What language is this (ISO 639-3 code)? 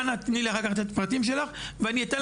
heb